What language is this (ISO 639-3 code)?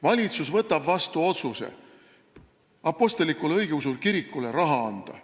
est